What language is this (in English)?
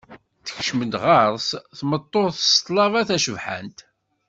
Kabyle